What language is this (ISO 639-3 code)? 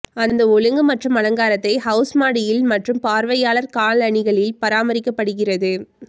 tam